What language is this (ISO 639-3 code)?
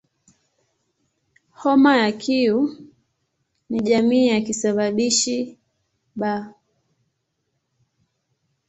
swa